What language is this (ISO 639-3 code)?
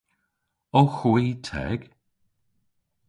cor